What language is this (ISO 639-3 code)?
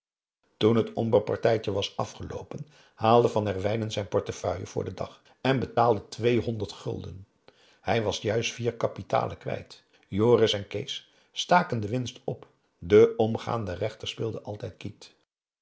nld